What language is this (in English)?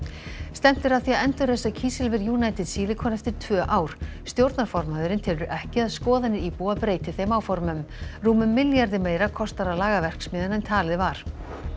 Icelandic